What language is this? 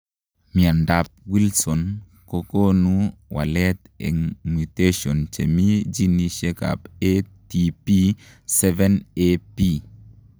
Kalenjin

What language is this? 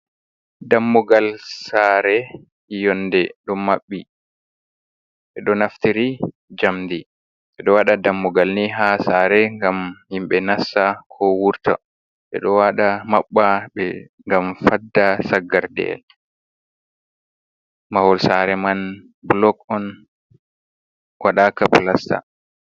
Fula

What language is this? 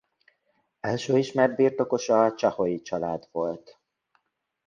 Hungarian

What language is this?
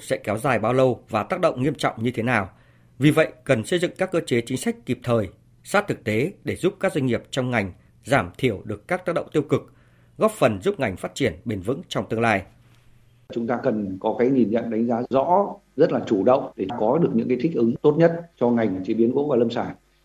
Vietnamese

